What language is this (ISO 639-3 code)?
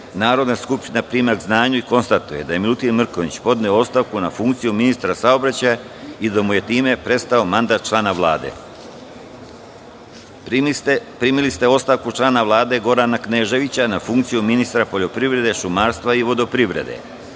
srp